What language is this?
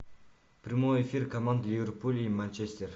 Russian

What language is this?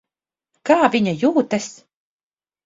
Latvian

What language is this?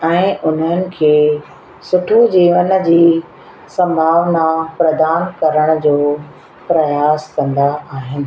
Sindhi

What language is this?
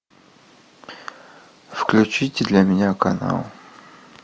Russian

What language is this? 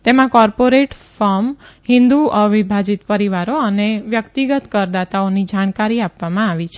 Gujarati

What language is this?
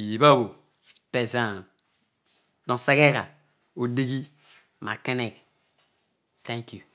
Odual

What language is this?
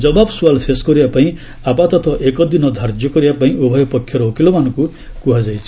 Odia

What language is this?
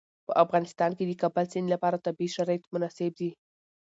Pashto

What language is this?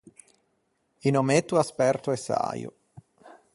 Ligurian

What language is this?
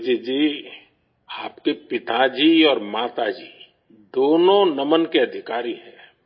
Urdu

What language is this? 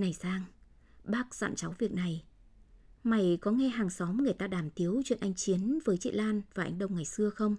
Vietnamese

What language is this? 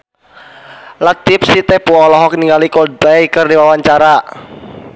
Sundanese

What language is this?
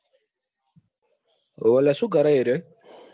Gujarati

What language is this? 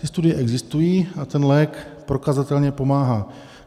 Czech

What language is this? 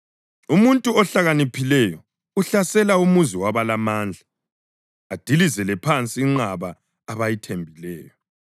North Ndebele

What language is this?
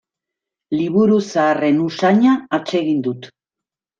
Basque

